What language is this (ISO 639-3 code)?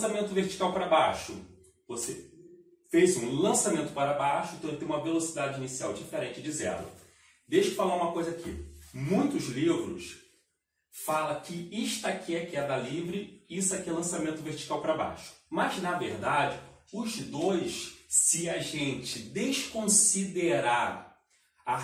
por